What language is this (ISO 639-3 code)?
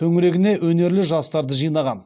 kaz